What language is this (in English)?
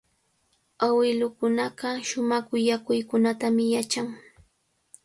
Cajatambo North Lima Quechua